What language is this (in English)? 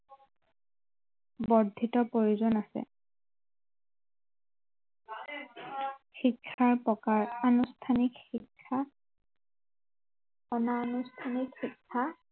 Assamese